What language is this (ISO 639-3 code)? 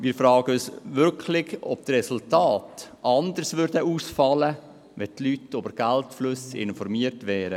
gsw